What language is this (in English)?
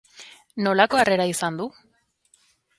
Basque